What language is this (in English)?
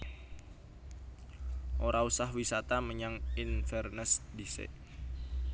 Javanese